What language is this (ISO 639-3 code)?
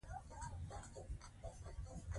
pus